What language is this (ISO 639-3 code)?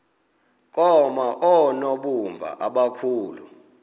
xho